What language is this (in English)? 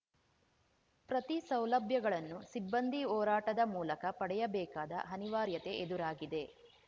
Kannada